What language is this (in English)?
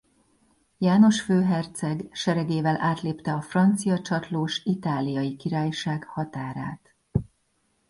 Hungarian